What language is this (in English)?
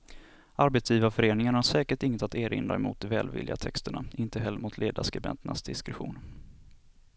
Swedish